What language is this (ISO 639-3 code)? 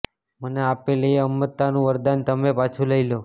guj